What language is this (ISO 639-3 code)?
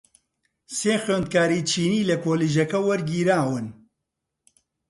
ckb